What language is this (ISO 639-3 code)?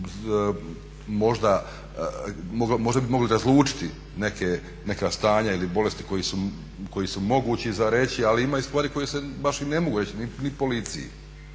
hrv